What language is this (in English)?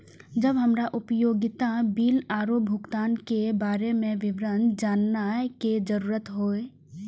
Maithili